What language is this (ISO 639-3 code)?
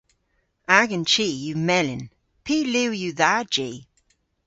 cor